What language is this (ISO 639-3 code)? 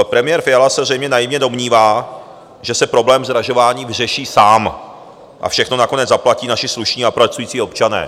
ces